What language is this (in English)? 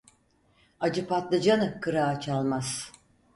Turkish